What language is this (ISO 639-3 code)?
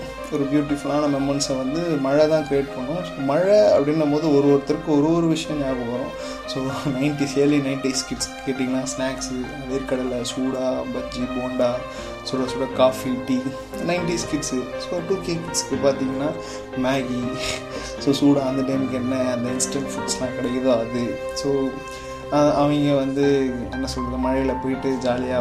tam